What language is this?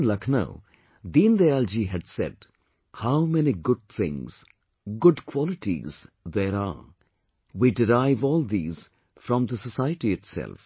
English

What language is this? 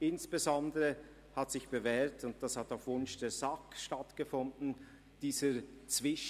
Swiss German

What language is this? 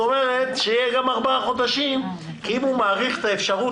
Hebrew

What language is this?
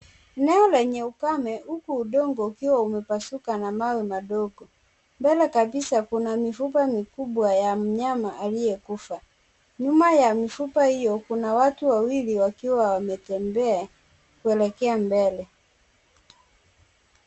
Swahili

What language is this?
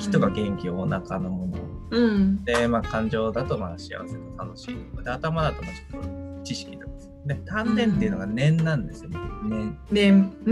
Japanese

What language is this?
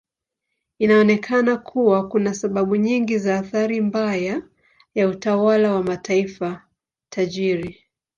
Swahili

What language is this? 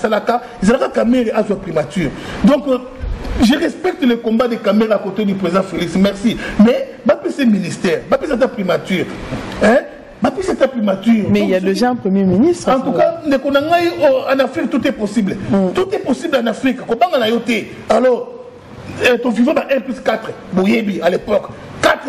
French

